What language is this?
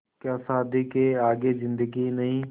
Hindi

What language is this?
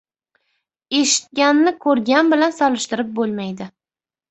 Uzbek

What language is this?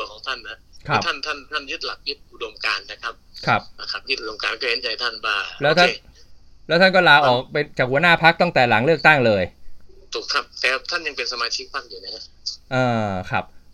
Thai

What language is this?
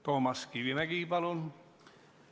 Estonian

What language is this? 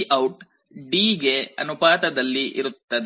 Kannada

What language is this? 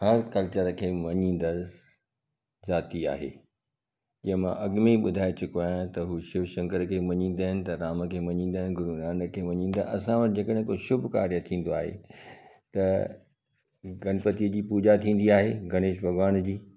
Sindhi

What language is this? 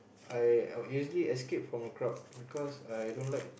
English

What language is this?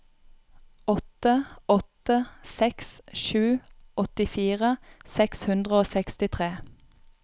Norwegian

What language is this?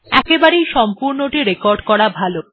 Bangla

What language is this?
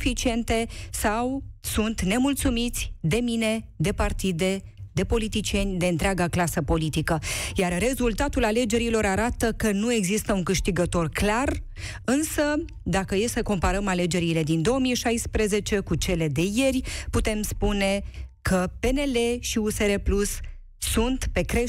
Romanian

